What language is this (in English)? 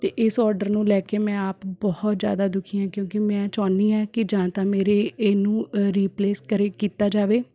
Punjabi